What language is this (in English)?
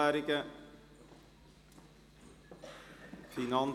Swiss German